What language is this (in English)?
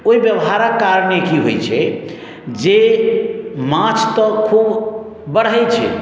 Maithili